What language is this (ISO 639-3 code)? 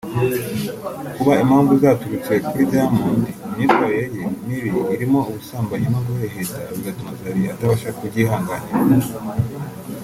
kin